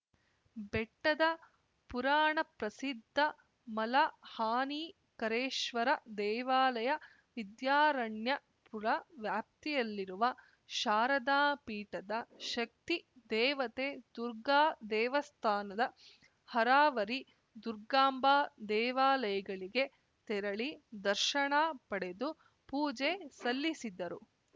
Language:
Kannada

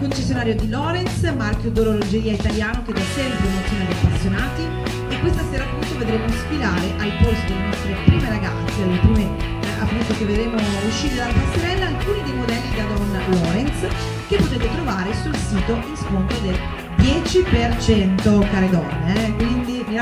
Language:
Italian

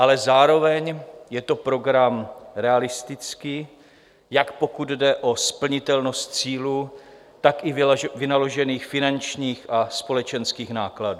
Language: Czech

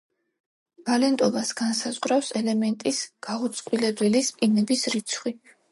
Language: Georgian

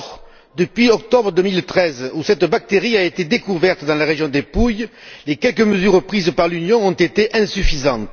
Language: French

